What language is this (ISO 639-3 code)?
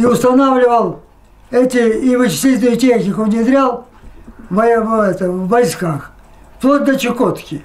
rus